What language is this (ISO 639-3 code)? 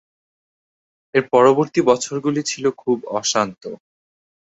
ben